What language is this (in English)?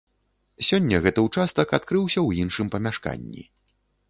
Belarusian